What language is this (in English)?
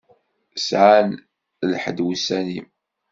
Kabyle